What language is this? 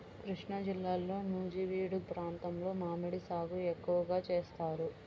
Telugu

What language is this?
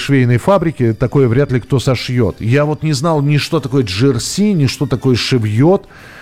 Russian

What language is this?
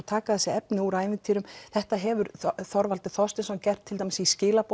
Icelandic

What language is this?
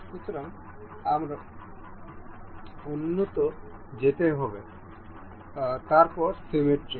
Bangla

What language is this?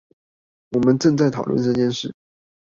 Chinese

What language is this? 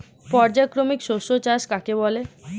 Bangla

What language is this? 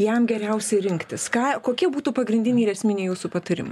Lithuanian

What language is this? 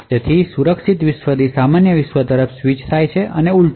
Gujarati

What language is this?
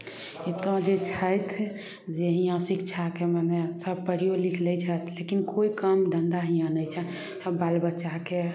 Maithili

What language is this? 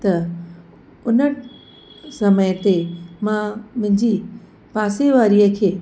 Sindhi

